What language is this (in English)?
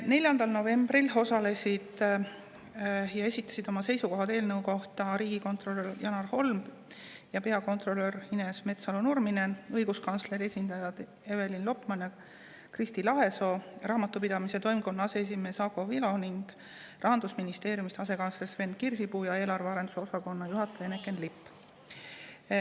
Estonian